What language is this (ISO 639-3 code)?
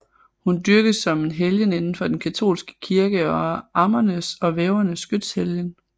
dan